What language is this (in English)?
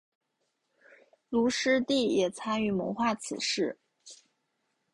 Chinese